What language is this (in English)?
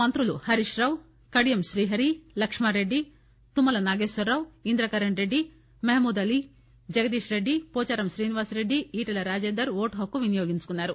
Telugu